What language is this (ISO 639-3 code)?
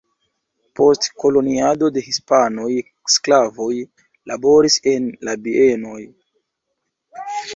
epo